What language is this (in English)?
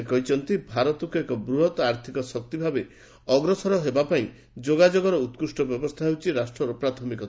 Odia